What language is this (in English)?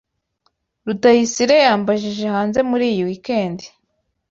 Kinyarwanda